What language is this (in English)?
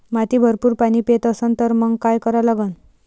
Marathi